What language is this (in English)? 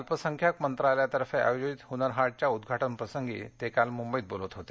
Marathi